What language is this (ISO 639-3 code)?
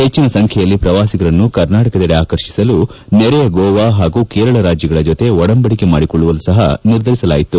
kan